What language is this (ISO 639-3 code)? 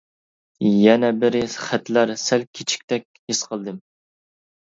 uig